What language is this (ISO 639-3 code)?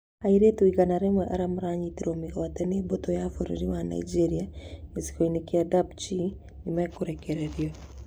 kik